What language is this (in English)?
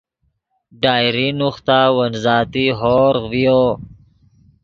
Yidgha